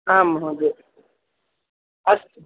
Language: Sanskrit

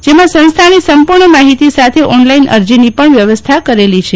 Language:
Gujarati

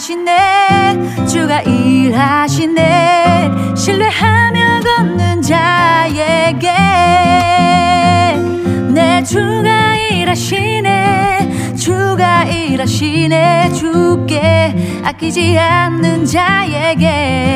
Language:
Korean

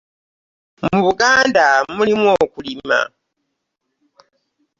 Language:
Ganda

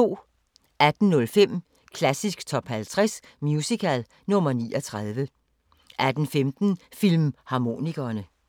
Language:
Danish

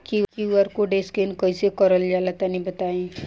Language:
Bhojpuri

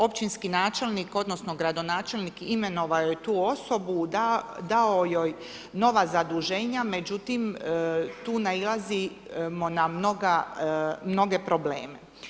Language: Croatian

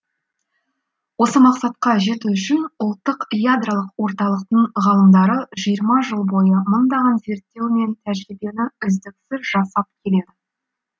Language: Kazakh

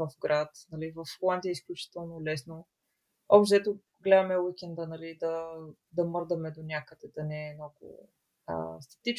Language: Bulgarian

